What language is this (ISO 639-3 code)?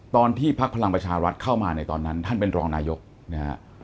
tha